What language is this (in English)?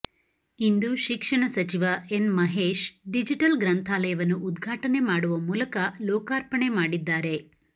Kannada